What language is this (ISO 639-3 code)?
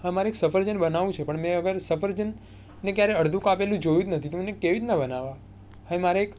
guj